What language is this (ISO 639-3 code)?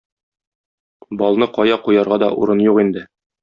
tat